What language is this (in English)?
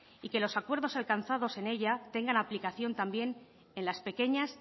Spanish